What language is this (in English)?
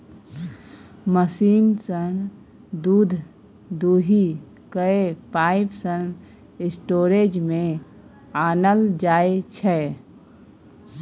Maithili